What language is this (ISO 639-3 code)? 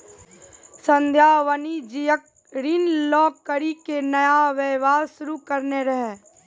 mai